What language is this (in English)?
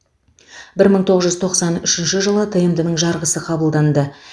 Kazakh